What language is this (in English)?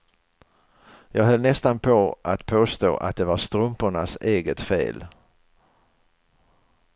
Swedish